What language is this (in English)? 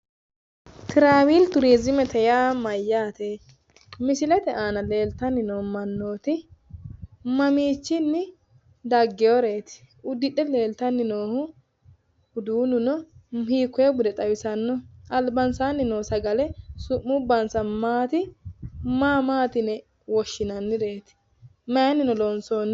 Sidamo